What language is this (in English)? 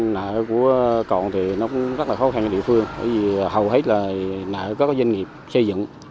Vietnamese